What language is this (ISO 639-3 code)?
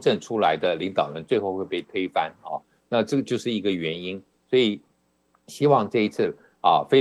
zho